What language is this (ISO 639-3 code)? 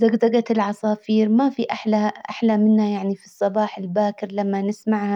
acw